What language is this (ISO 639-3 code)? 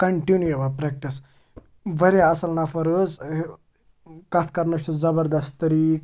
kas